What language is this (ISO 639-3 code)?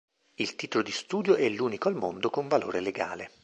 ita